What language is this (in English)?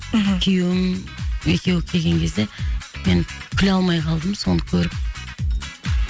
Kazakh